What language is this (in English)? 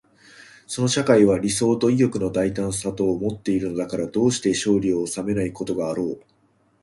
Japanese